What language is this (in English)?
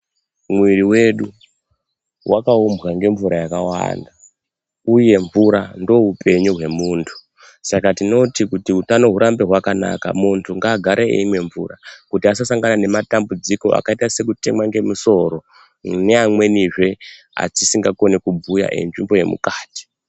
Ndau